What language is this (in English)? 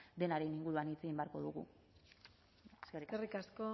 Basque